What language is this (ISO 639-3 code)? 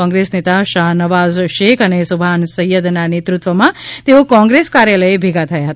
guj